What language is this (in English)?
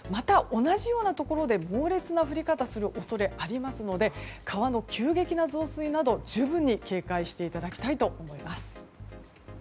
Japanese